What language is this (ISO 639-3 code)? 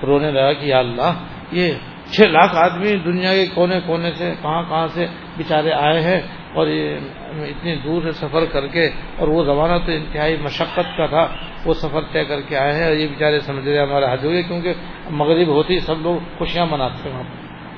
urd